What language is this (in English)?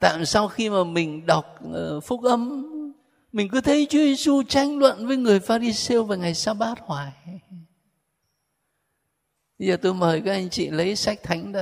Vietnamese